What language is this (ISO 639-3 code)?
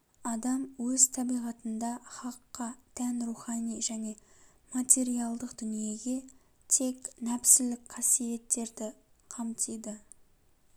kaz